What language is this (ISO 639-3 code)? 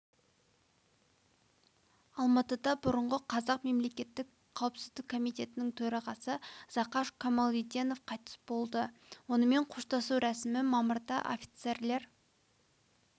kaz